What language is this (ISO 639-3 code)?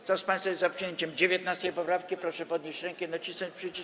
pol